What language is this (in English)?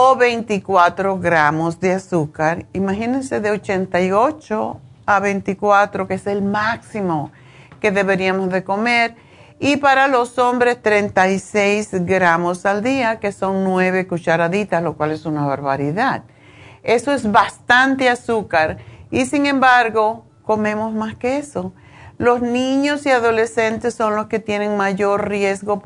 Spanish